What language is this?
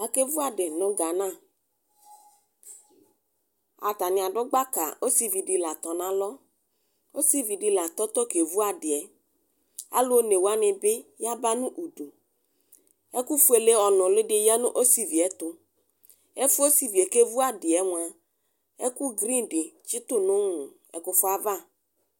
Ikposo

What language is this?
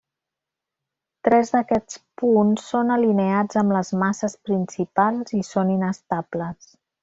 Catalan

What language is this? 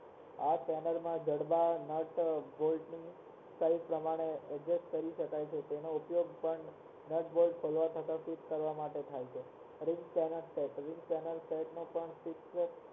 Gujarati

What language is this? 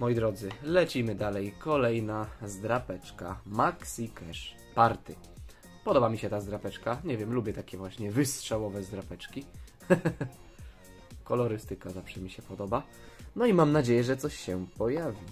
Polish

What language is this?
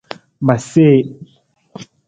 Nawdm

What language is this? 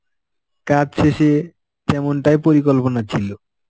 Bangla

